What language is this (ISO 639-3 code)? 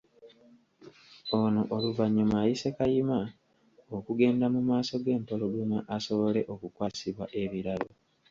lug